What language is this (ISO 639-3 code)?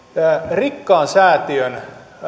fin